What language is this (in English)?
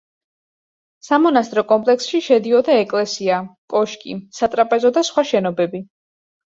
Georgian